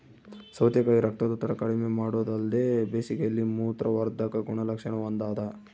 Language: Kannada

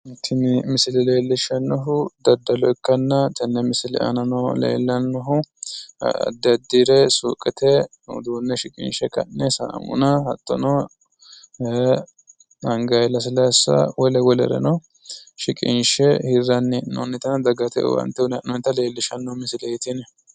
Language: Sidamo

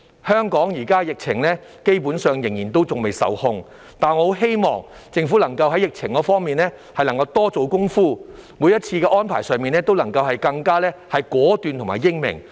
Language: Cantonese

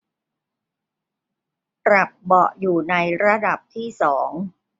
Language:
Thai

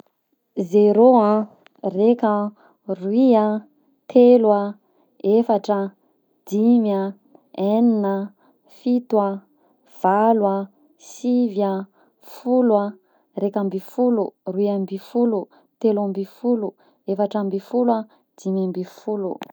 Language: Southern Betsimisaraka Malagasy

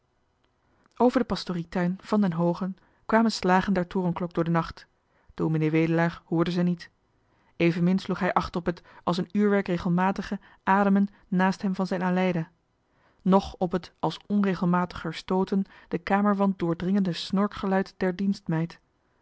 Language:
Dutch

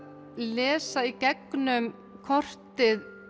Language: Icelandic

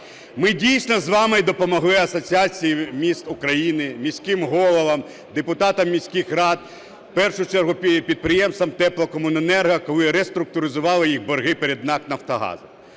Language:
Ukrainian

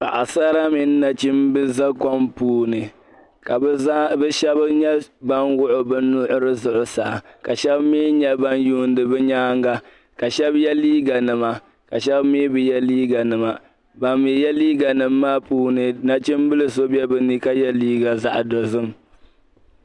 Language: Dagbani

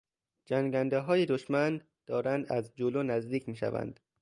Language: Persian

